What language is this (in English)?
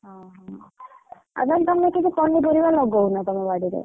Odia